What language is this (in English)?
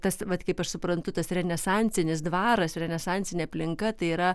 Lithuanian